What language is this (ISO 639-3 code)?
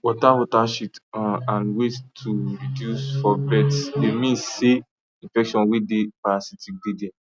pcm